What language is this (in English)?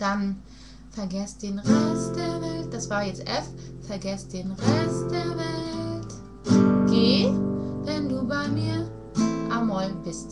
German